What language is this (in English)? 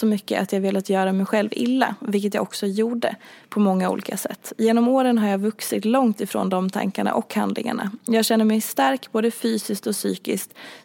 Swedish